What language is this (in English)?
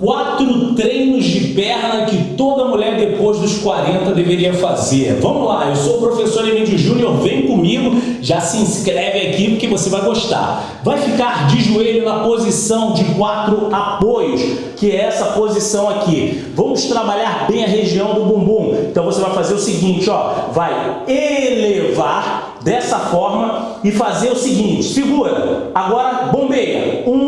Portuguese